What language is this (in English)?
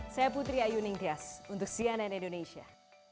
Indonesian